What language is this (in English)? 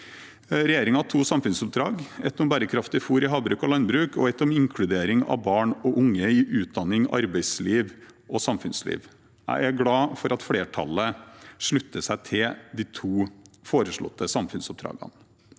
Norwegian